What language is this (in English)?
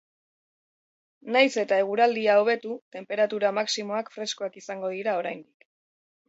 Basque